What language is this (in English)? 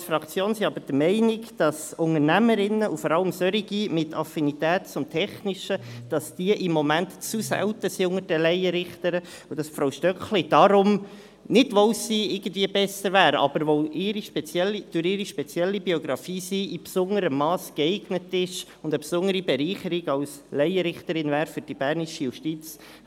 Swiss German